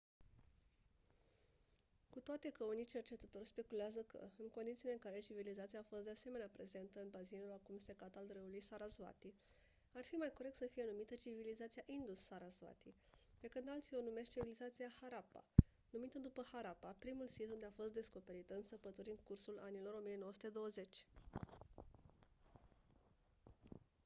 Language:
Romanian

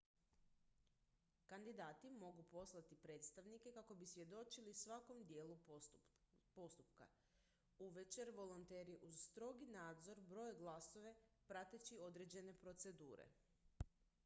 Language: Croatian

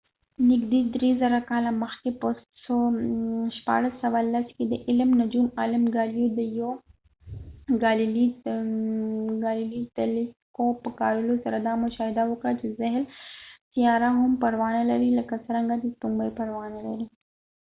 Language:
Pashto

